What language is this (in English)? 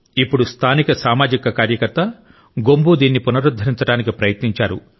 Telugu